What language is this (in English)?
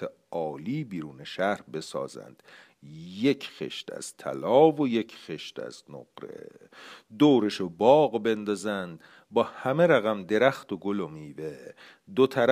Persian